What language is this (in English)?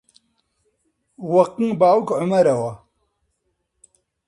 Central Kurdish